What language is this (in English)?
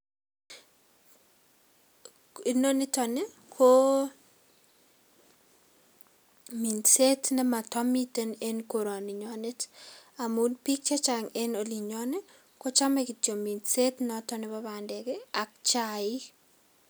Kalenjin